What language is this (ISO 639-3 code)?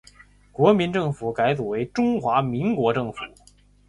zho